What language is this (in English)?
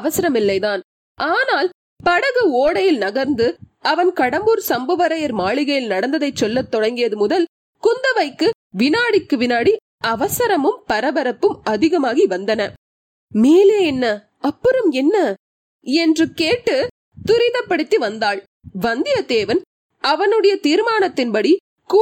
Tamil